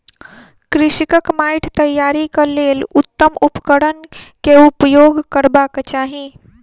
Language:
Maithili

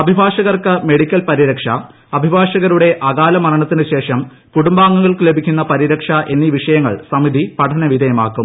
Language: Malayalam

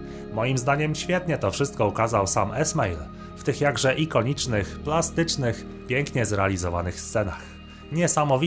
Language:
Polish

